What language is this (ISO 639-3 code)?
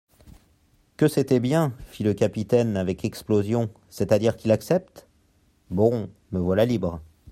fra